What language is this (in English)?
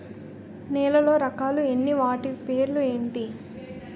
Telugu